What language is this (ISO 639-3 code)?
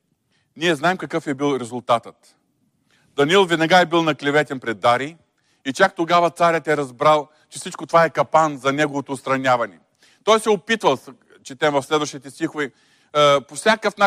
bul